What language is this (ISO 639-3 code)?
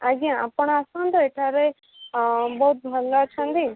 ori